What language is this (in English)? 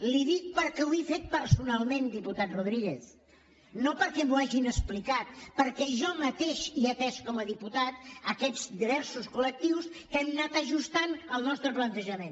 Catalan